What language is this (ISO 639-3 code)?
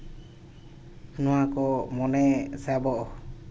sat